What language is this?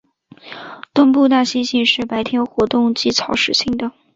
Chinese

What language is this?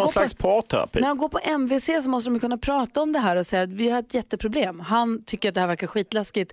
Swedish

